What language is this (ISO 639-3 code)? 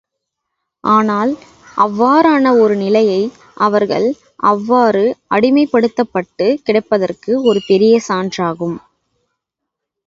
tam